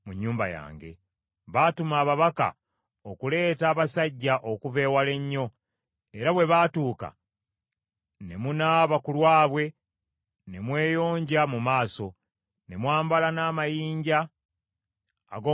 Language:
Ganda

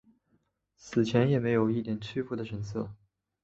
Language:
Chinese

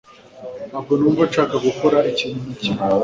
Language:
Kinyarwanda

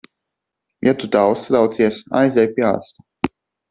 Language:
Latvian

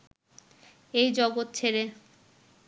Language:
Bangla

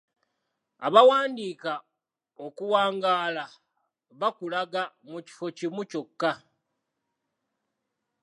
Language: Ganda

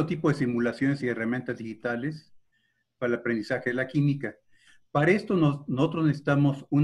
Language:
Spanish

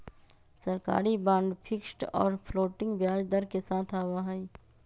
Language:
Magahi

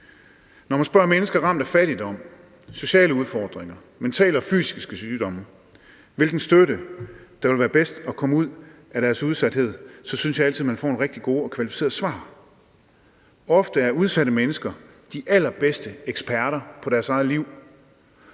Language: Danish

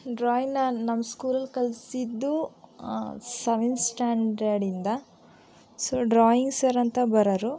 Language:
Kannada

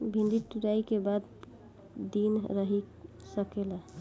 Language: Bhojpuri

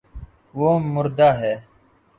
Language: Urdu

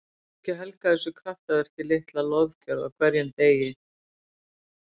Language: Icelandic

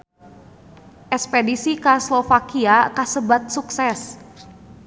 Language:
Sundanese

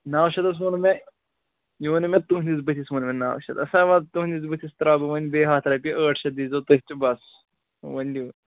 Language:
Kashmiri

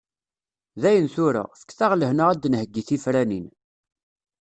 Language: Kabyle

